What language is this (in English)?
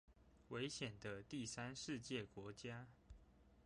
Chinese